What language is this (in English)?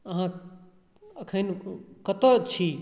Maithili